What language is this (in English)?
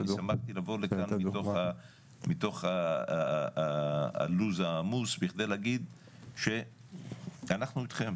Hebrew